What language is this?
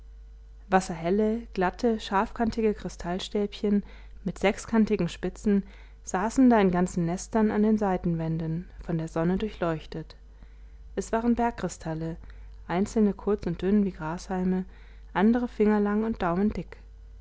German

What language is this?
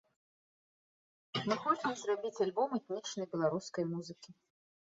Belarusian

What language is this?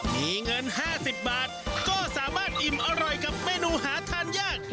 Thai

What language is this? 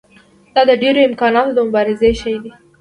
Pashto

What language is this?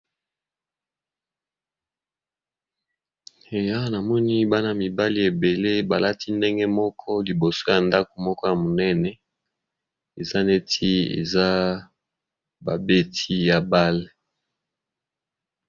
Lingala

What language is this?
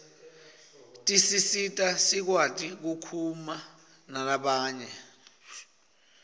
Swati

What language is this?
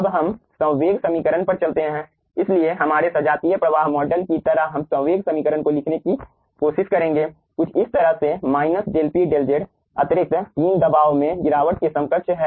Hindi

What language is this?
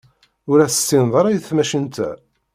Kabyle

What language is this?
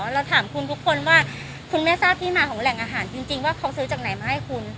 Thai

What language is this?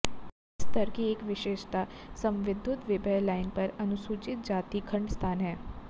Hindi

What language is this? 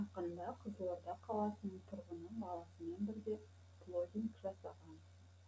Kazakh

